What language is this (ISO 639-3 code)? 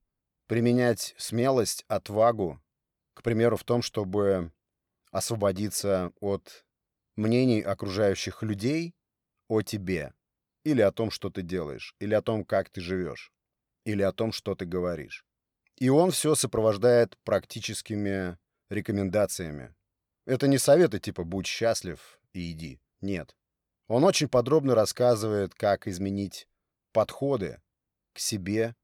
rus